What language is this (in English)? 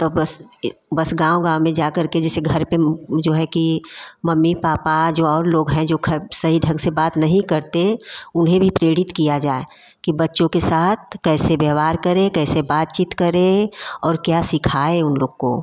Hindi